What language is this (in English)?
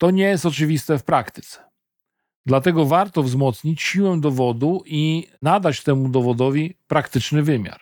Polish